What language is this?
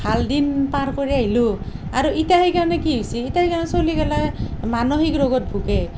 Assamese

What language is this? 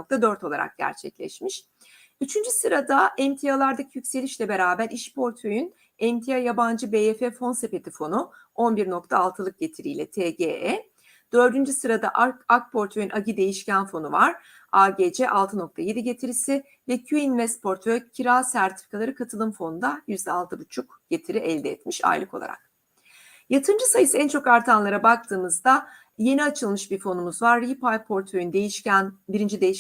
Turkish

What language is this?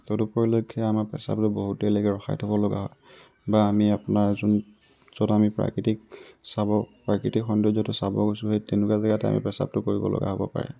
Assamese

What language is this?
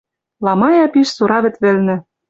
Western Mari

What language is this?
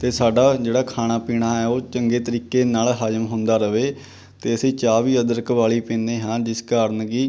Punjabi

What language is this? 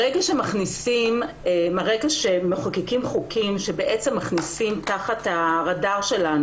Hebrew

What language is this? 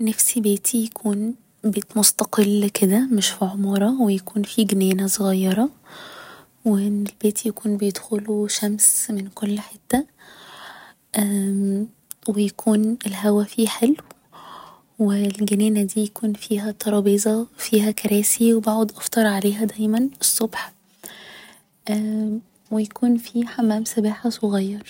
Egyptian Arabic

